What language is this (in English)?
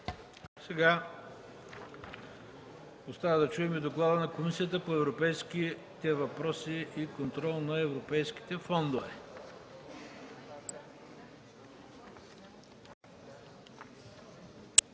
Bulgarian